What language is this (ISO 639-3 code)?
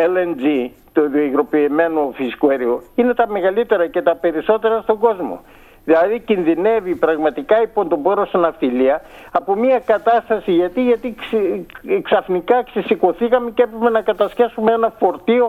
ell